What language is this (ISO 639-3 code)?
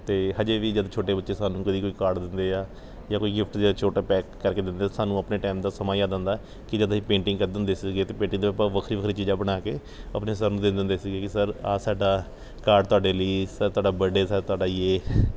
pan